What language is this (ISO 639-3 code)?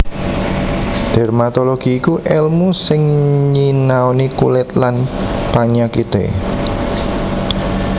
jav